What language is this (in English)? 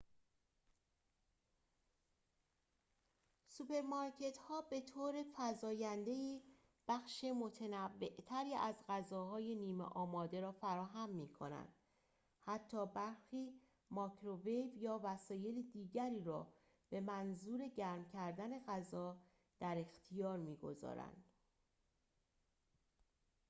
Persian